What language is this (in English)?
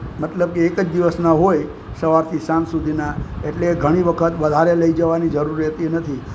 Gujarati